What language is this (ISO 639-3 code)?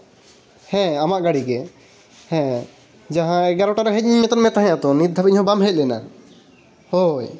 sat